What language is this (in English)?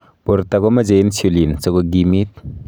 Kalenjin